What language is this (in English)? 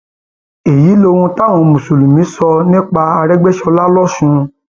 Yoruba